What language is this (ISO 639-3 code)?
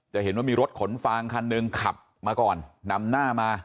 tha